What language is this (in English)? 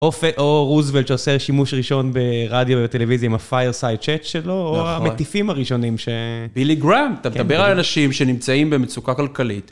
Hebrew